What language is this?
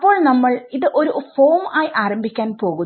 Malayalam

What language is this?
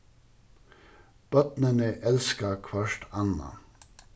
Faroese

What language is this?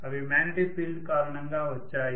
Telugu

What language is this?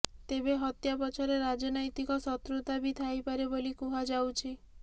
Odia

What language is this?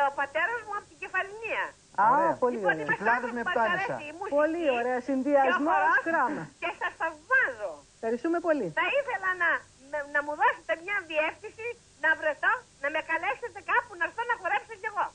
Greek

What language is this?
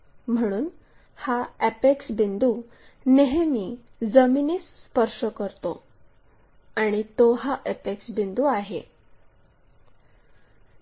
Marathi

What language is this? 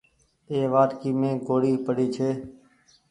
Goaria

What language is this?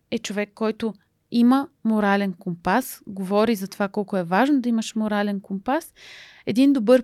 Bulgarian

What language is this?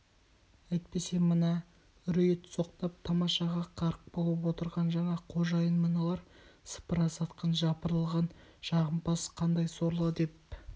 Kazakh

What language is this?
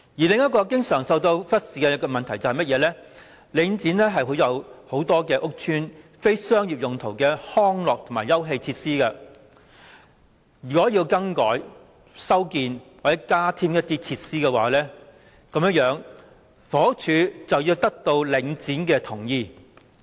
Cantonese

